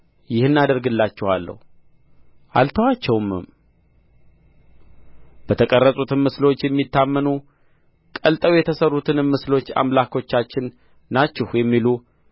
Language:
Amharic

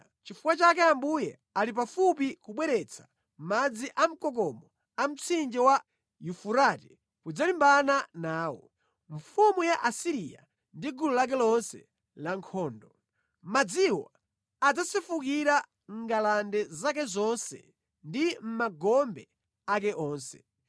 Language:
Nyanja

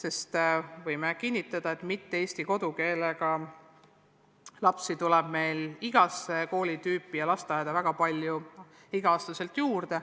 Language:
Estonian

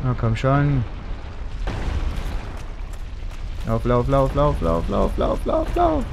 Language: German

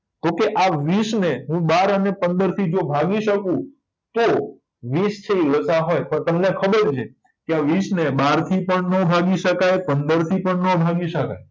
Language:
Gujarati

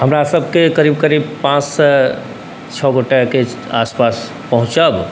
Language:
Maithili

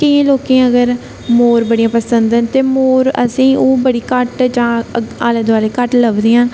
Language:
Dogri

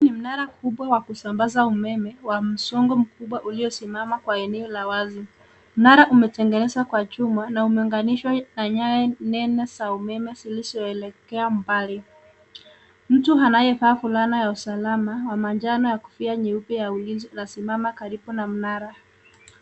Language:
Swahili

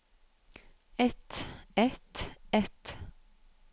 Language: Norwegian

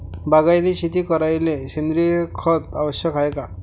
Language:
Marathi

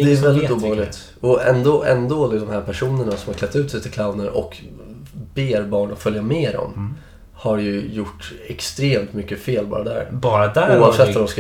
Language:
Swedish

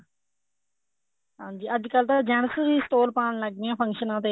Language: Punjabi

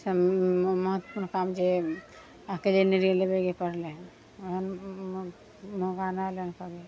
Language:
Maithili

